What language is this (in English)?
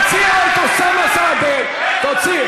Hebrew